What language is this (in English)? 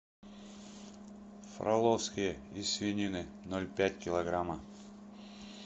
Russian